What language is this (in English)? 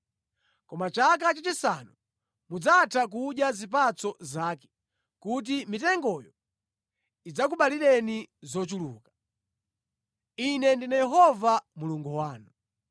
Nyanja